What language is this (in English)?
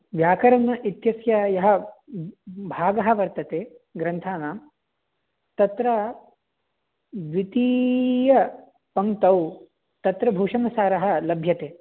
Sanskrit